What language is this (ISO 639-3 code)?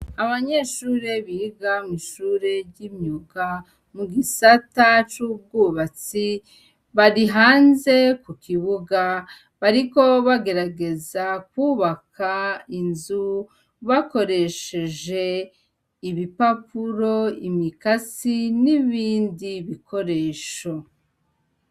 run